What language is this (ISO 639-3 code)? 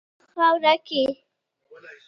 pus